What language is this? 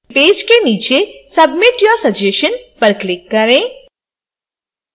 Hindi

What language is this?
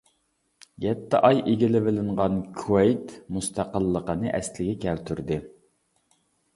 Uyghur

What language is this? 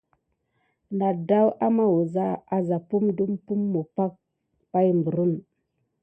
Gidar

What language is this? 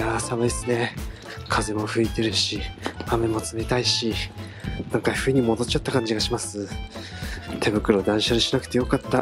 Japanese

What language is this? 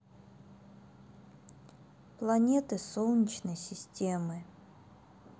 Russian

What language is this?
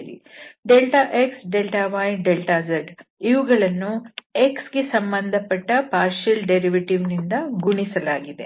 Kannada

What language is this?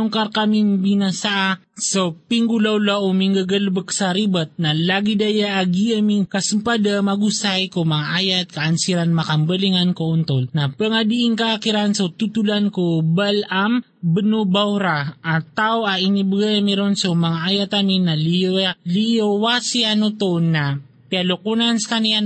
Filipino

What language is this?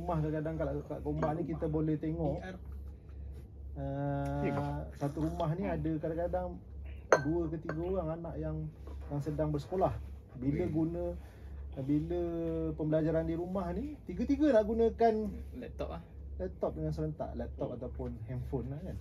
Malay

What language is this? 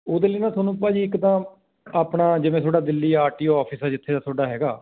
Punjabi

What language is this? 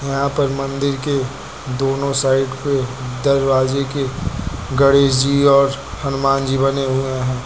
Hindi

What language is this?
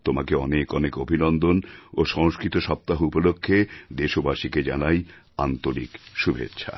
Bangla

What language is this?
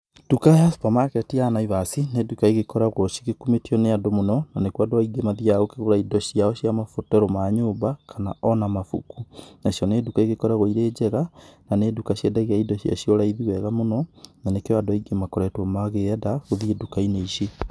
Kikuyu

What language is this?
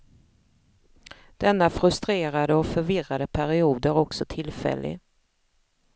Swedish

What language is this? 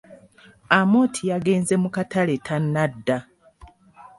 Ganda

